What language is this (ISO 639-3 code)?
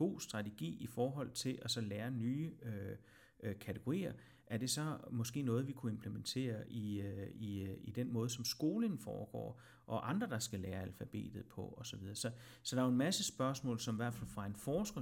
dan